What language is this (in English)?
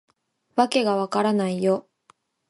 Japanese